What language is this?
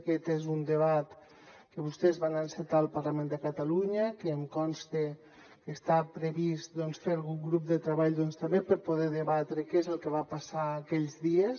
Catalan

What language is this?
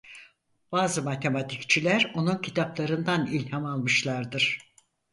Turkish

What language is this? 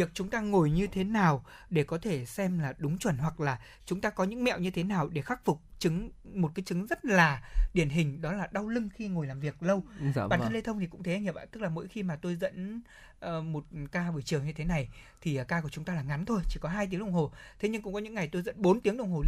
Vietnamese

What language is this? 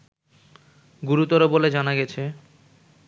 Bangla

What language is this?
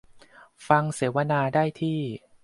Thai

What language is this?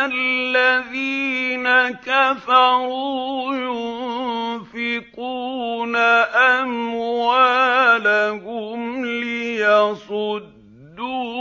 Arabic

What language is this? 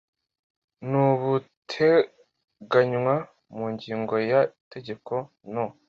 Kinyarwanda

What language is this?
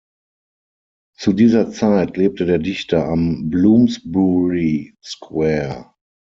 German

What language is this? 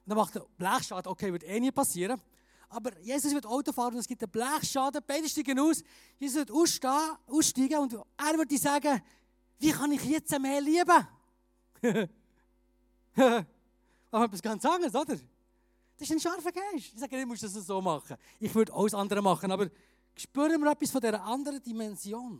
German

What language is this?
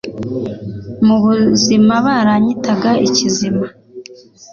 Kinyarwanda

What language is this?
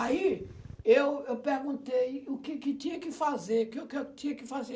Portuguese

